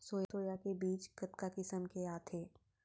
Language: Chhattisgarhi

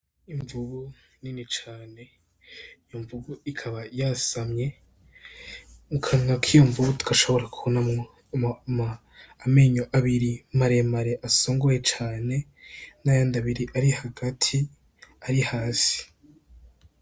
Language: Rundi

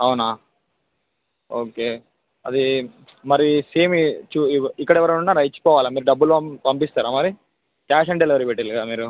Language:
Telugu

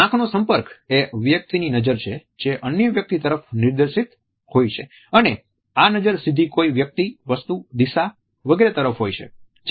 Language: Gujarati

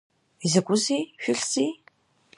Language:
Abkhazian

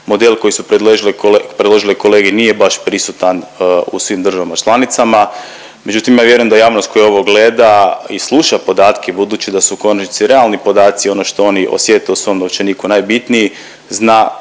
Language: Croatian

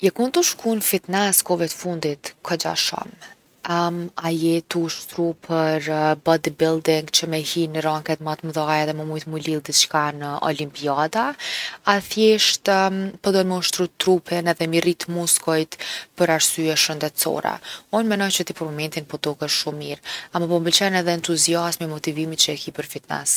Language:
Gheg Albanian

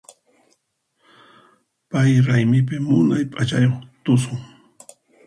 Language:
Puno Quechua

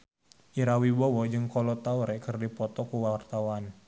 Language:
Sundanese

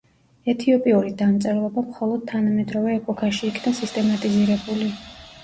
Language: Georgian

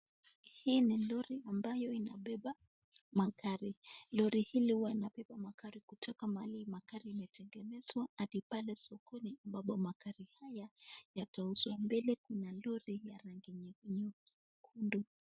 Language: Swahili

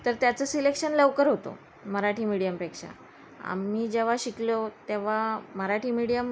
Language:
Marathi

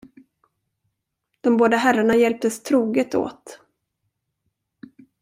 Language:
Swedish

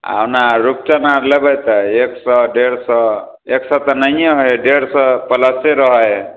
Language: Maithili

